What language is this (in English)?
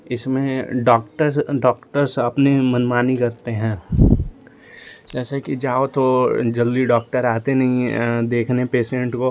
Hindi